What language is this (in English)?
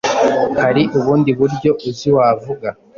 Kinyarwanda